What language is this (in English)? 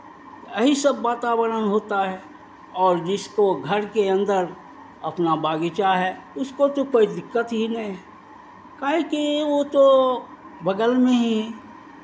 Hindi